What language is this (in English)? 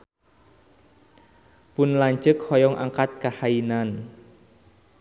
Sundanese